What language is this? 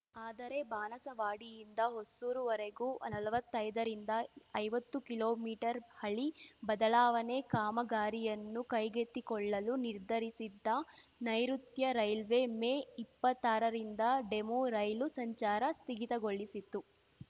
Kannada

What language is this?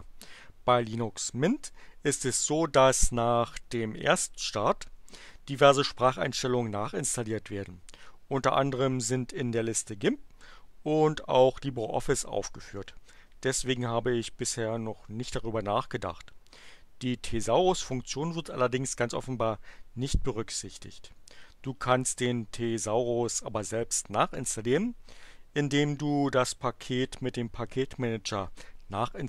German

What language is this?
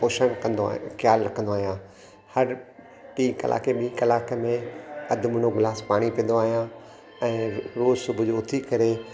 Sindhi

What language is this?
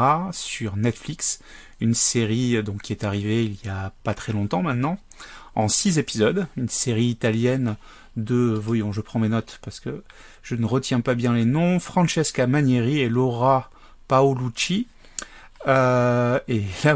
French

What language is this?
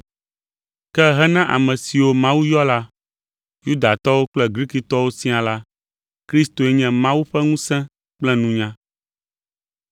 Ewe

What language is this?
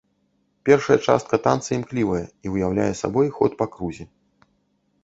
Belarusian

